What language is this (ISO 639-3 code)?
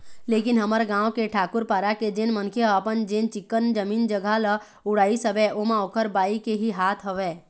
hne